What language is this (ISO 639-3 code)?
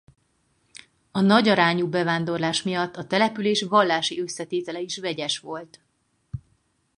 hun